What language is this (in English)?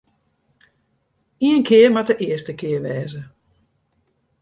Western Frisian